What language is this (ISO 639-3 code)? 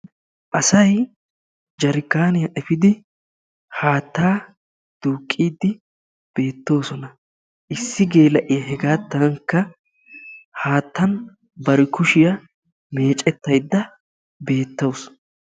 wal